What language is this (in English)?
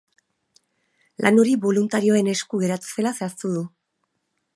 Basque